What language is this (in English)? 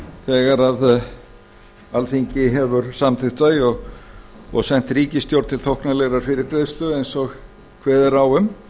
Icelandic